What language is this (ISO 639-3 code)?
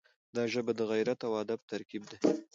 pus